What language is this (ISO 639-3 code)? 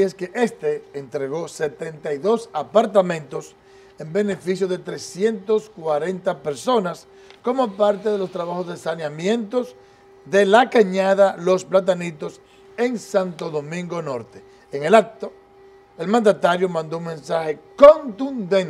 spa